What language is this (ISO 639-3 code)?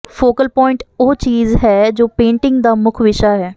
pan